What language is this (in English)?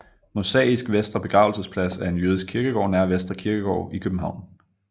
Danish